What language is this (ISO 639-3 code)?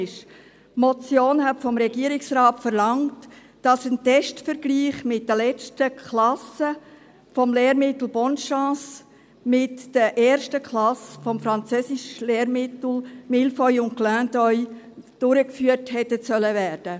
gsw